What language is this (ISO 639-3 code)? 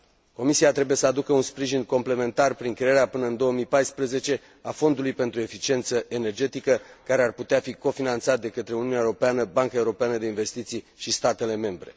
ron